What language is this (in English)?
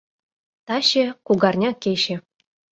Mari